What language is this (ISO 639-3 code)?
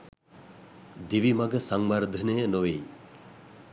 sin